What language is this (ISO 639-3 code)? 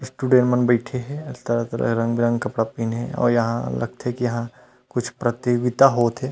hne